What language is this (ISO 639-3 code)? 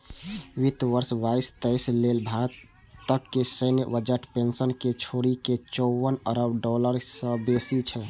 mai